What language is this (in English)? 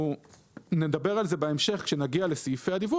Hebrew